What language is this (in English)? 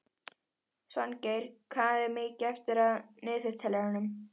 Icelandic